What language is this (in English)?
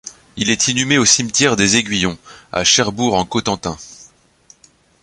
French